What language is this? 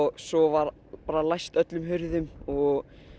Icelandic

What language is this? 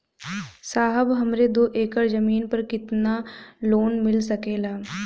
Bhojpuri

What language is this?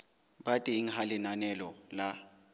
Southern Sotho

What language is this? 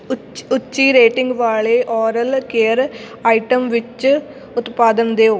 Punjabi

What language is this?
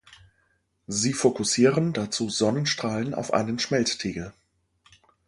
German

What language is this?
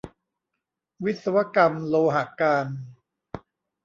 Thai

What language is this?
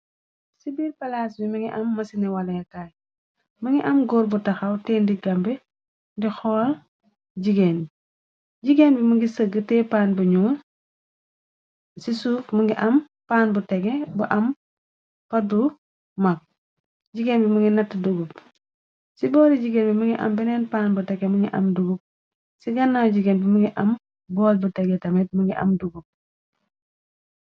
Wolof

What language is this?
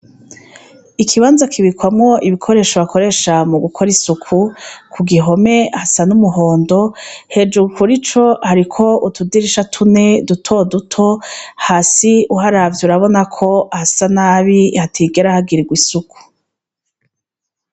Rundi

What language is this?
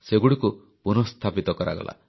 Odia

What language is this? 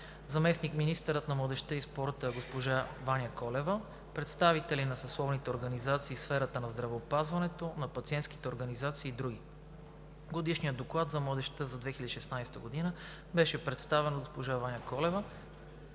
Bulgarian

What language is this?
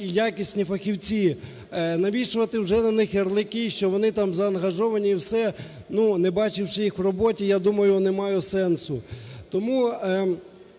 Ukrainian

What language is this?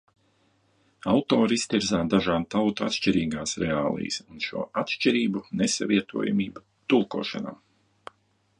Latvian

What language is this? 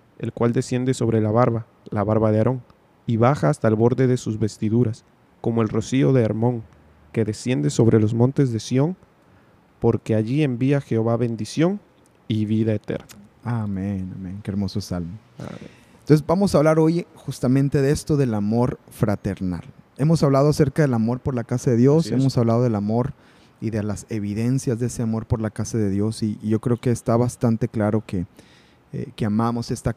Spanish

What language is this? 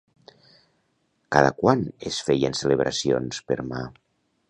Catalan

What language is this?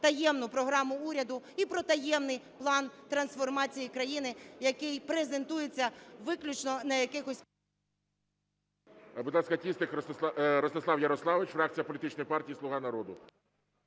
Ukrainian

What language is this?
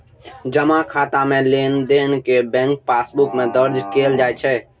Maithili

